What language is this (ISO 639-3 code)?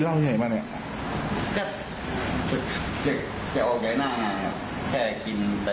tha